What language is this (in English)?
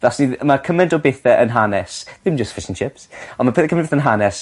Welsh